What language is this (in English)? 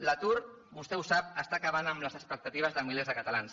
Catalan